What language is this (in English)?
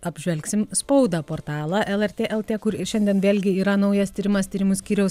Lithuanian